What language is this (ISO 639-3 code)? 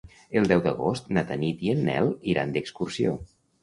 cat